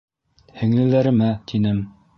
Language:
Bashkir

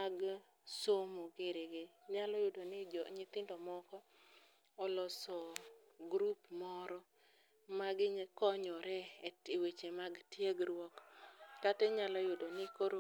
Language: Luo (Kenya and Tanzania)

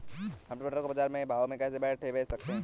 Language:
Hindi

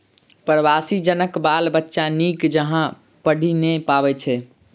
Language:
Maithili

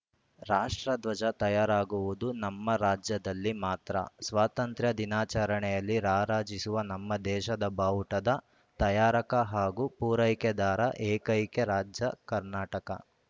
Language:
Kannada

